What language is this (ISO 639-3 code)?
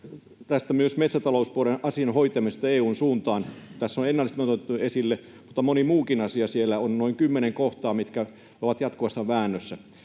fin